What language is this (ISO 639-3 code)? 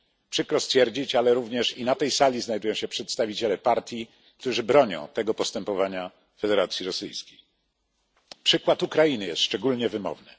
pol